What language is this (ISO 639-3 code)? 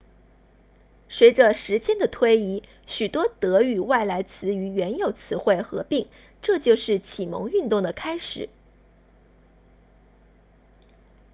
zho